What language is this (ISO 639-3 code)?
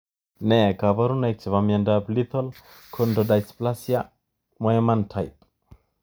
kln